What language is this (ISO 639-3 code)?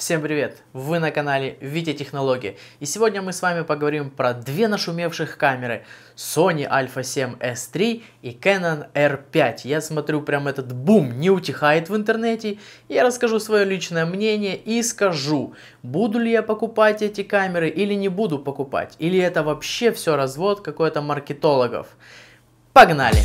rus